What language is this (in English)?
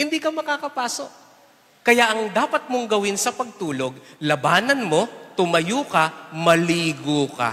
Filipino